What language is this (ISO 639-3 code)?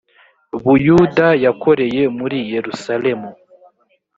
kin